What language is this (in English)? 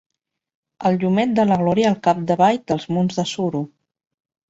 Catalan